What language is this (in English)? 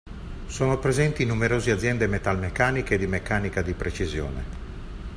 Italian